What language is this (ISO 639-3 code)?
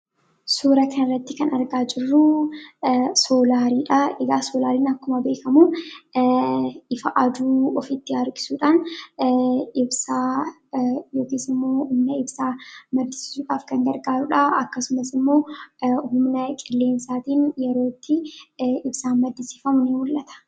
orm